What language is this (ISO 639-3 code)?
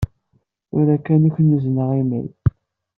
kab